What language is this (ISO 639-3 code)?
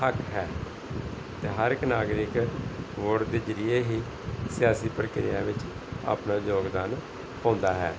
pan